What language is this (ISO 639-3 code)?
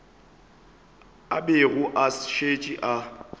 nso